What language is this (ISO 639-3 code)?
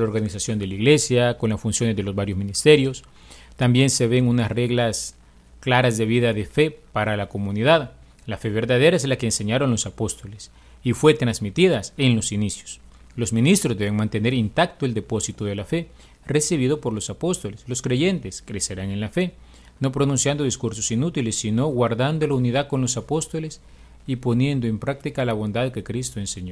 spa